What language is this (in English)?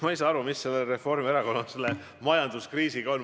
Estonian